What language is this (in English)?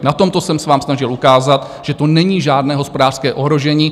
Czech